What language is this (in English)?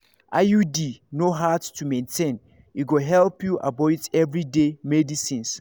Nigerian Pidgin